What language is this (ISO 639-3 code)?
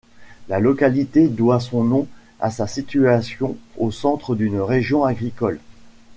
fra